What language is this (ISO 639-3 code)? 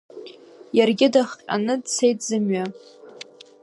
abk